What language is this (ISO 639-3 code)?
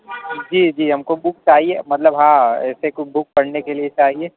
urd